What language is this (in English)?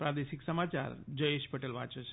Gujarati